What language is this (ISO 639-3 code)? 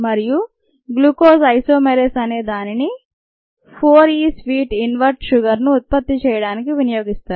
tel